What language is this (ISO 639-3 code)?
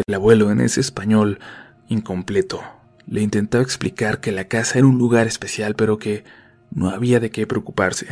spa